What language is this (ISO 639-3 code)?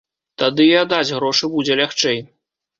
bel